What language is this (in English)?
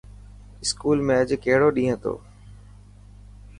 Dhatki